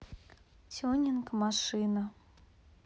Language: Russian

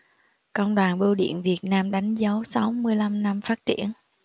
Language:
Vietnamese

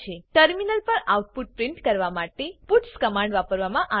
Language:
Gujarati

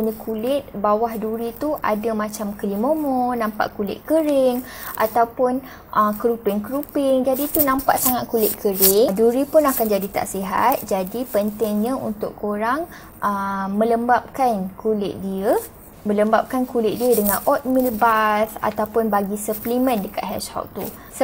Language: Malay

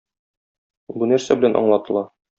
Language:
Tatar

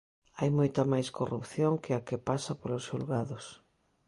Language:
Galician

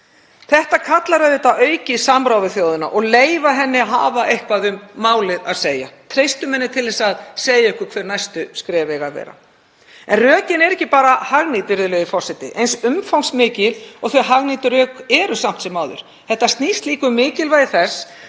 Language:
Icelandic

